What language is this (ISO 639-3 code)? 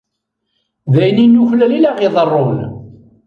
kab